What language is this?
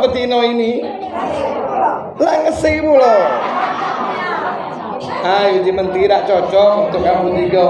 Indonesian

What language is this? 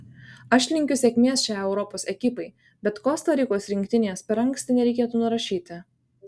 Lithuanian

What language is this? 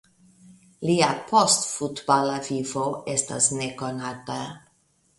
Esperanto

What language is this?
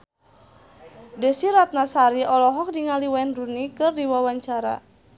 Sundanese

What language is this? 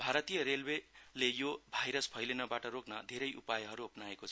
Nepali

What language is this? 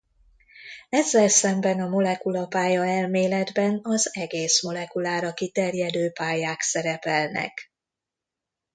Hungarian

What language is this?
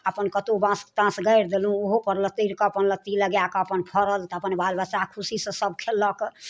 Maithili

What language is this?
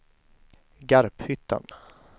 Swedish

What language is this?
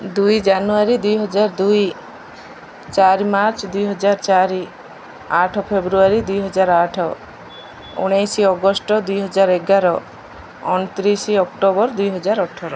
Odia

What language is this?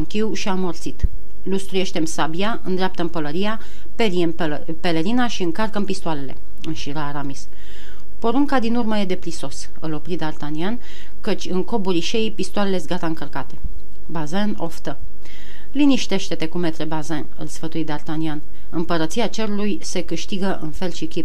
Romanian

